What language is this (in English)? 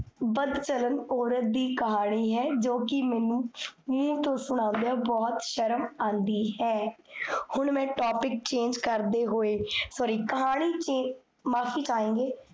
Punjabi